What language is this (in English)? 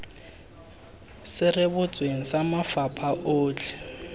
Tswana